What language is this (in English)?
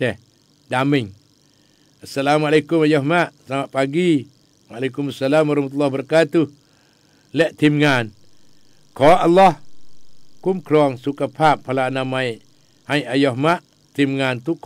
Malay